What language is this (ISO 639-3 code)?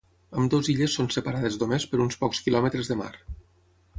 cat